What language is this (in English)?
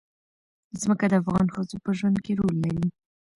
Pashto